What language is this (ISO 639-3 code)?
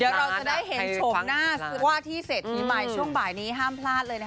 tha